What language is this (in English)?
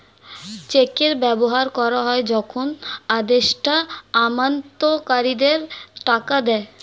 Bangla